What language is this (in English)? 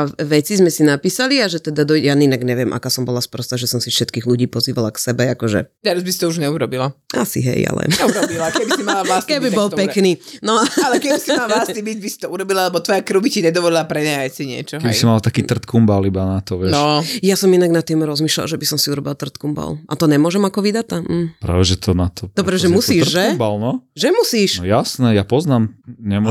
Slovak